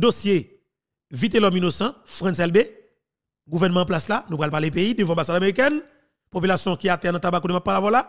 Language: French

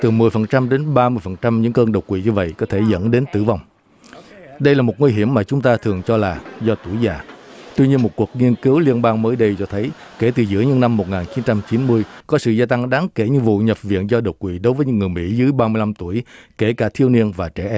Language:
Vietnamese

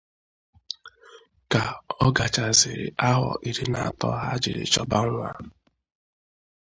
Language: Igbo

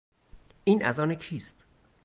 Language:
Persian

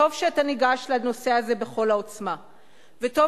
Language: Hebrew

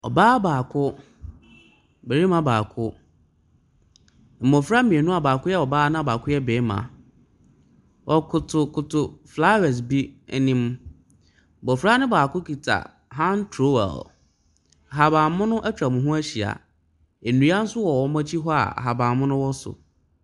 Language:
Akan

